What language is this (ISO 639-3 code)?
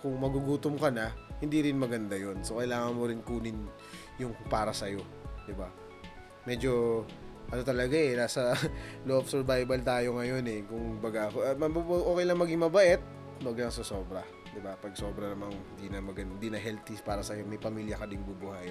fil